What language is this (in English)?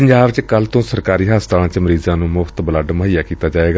Punjabi